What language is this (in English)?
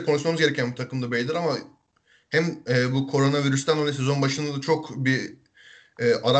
Turkish